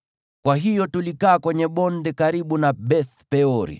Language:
Swahili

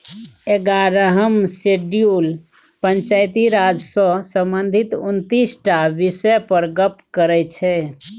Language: Maithili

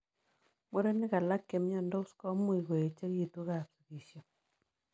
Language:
Kalenjin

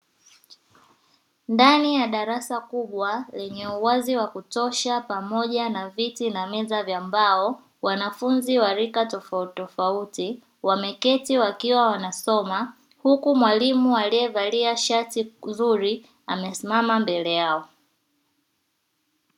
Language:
Swahili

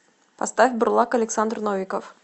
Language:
Russian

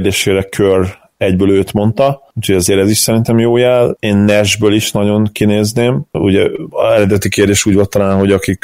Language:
Hungarian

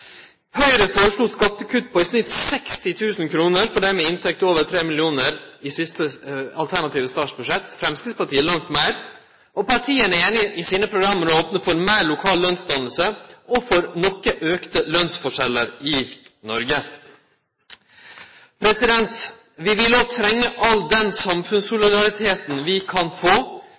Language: Norwegian Nynorsk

